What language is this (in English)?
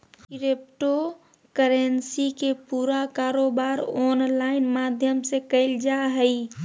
Magahi